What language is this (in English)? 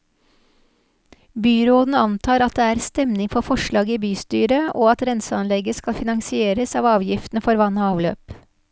Norwegian